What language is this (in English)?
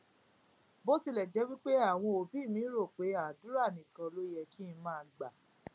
Yoruba